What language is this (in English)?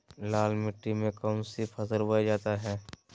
Magahi